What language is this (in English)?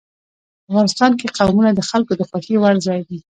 Pashto